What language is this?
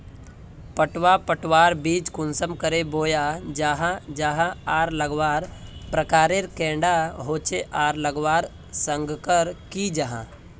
Magahi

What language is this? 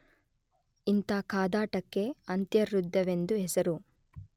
Kannada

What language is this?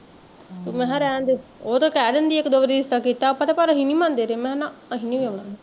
Punjabi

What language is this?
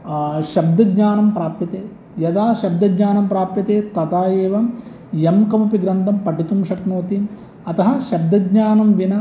Sanskrit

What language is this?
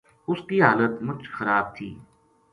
Gujari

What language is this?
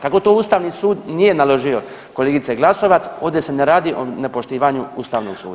Croatian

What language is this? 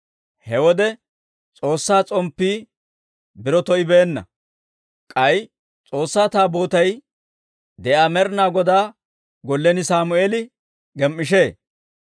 Dawro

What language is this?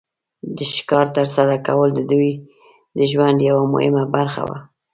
Pashto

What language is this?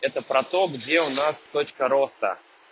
Russian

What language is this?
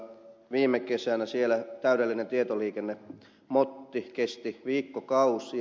Finnish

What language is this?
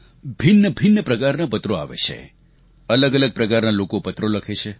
Gujarati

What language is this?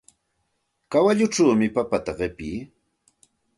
Santa Ana de Tusi Pasco Quechua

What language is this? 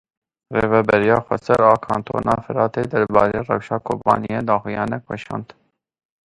Kurdish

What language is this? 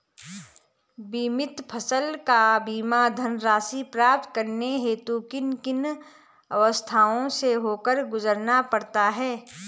Hindi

